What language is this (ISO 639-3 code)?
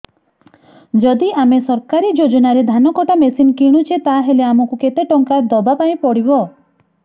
ori